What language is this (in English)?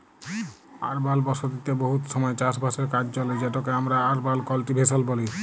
Bangla